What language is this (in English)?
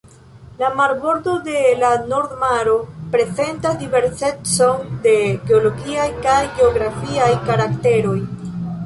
Esperanto